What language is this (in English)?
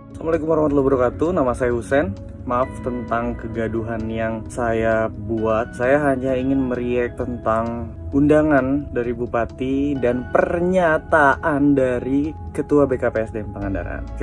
Indonesian